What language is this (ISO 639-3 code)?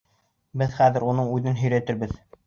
bak